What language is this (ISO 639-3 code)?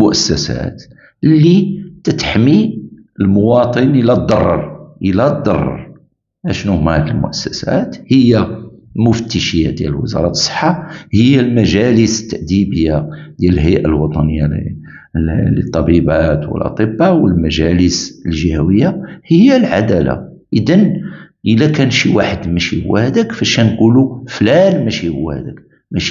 ara